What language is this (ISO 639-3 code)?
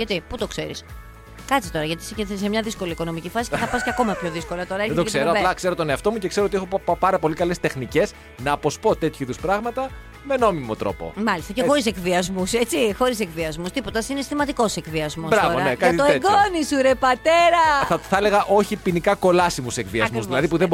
ell